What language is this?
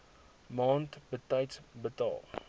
Afrikaans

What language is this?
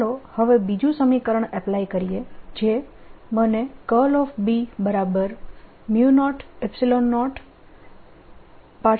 Gujarati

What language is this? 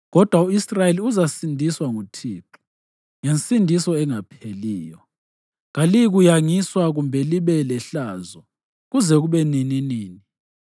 North Ndebele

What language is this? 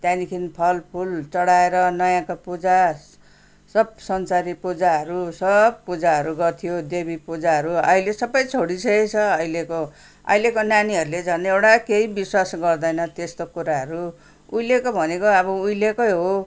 Nepali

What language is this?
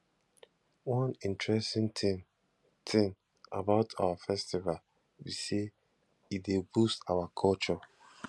Nigerian Pidgin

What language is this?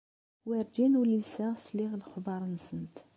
Kabyle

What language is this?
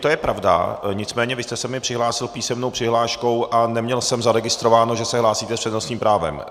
Czech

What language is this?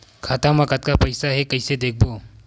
Chhattisgarhi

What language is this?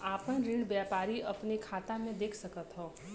Bhojpuri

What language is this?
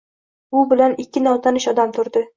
Uzbek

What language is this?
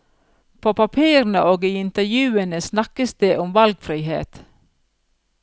Norwegian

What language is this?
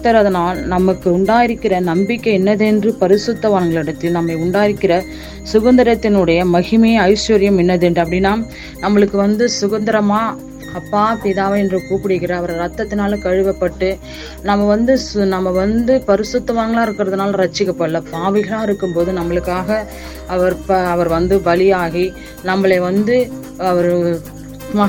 Tamil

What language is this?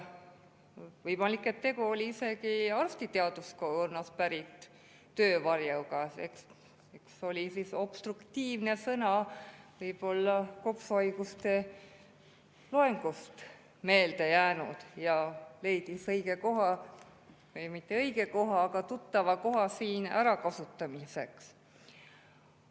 Estonian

